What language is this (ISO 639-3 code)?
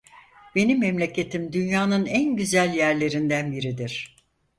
tur